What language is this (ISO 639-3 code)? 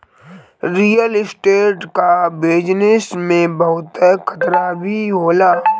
bho